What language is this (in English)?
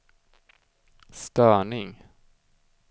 Swedish